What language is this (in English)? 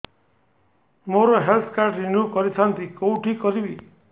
Odia